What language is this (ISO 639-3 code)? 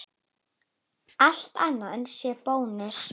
isl